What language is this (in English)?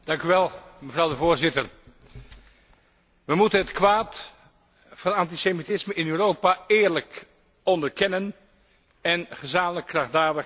Dutch